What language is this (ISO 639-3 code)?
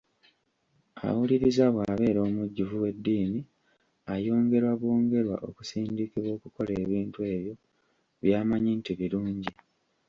lug